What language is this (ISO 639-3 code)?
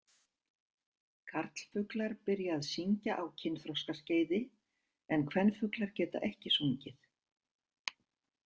isl